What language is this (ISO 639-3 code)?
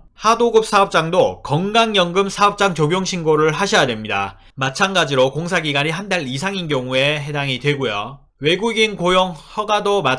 kor